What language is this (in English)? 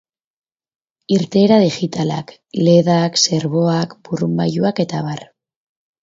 Basque